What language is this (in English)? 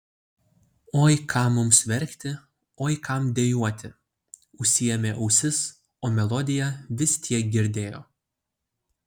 Lithuanian